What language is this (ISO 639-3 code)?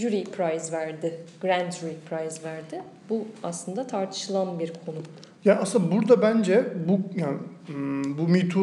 tur